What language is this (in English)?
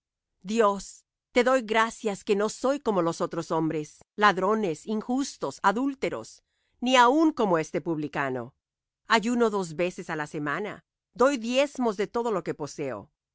Spanish